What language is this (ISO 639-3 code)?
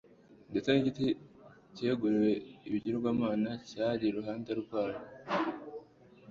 kin